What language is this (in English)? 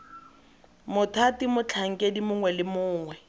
Tswana